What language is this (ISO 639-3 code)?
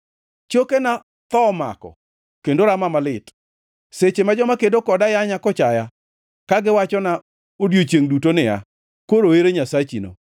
luo